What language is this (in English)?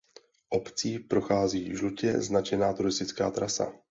Czech